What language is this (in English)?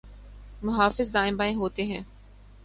Urdu